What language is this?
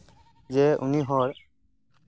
Santali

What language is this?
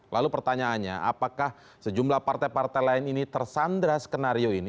Indonesian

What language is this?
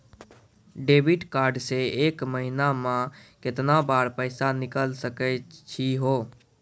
Maithili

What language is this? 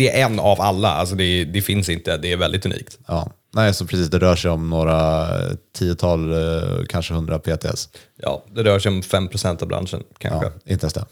Swedish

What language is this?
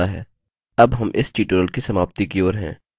Hindi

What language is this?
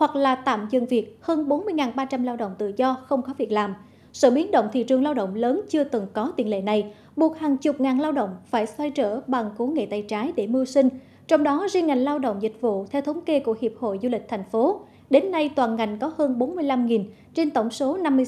Vietnamese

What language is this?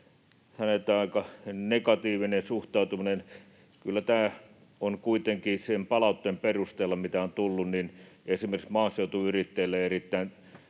Finnish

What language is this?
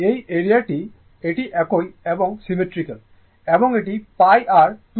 Bangla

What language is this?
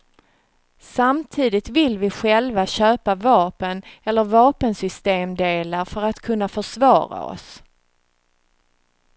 Swedish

